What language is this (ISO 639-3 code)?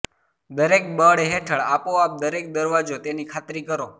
guj